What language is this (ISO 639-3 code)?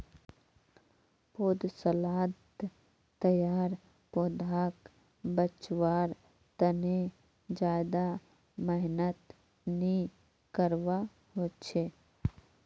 mag